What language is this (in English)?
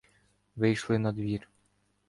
Ukrainian